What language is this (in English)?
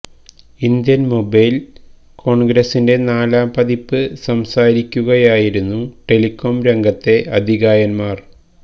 Malayalam